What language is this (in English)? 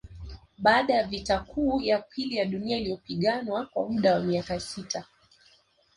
Swahili